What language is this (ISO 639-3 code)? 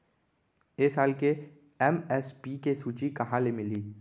hne